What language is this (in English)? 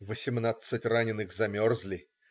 Russian